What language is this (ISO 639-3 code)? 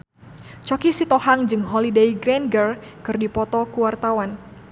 sun